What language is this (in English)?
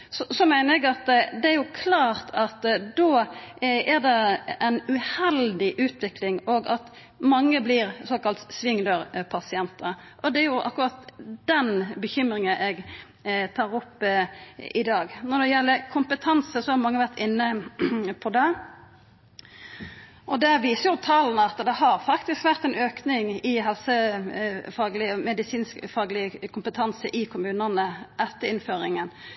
Norwegian Nynorsk